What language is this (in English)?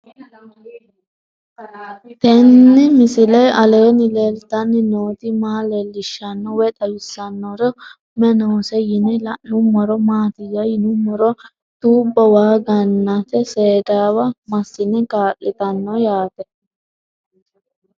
Sidamo